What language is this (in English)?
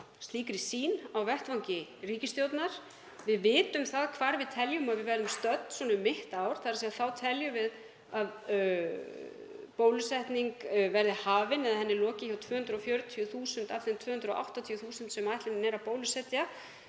Icelandic